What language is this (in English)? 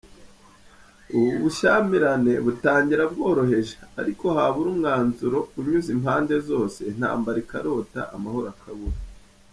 Kinyarwanda